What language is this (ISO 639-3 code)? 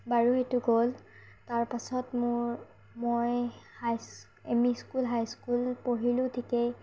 asm